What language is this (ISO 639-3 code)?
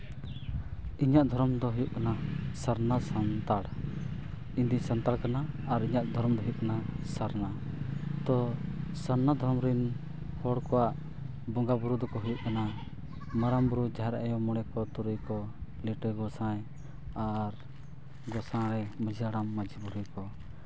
sat